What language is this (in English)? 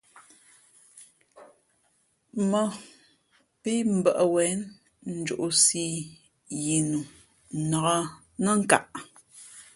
Fe'fe'